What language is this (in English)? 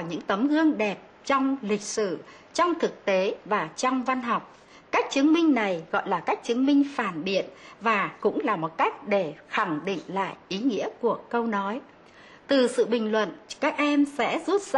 Vietnamese